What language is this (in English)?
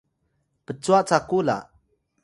Atayal